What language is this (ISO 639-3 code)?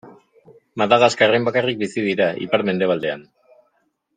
eus